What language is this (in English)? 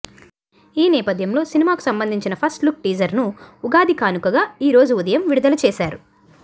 Telugu